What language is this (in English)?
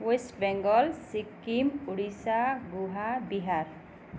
Nepali